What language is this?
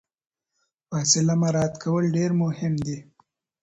Pashto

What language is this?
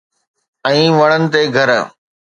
Sindhi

